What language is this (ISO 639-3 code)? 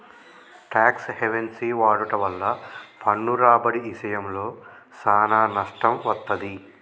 tel